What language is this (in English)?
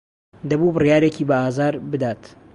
Central Kurdish